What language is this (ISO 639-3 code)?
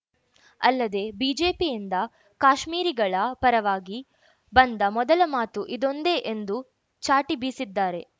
kan